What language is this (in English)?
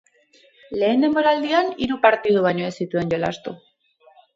Basque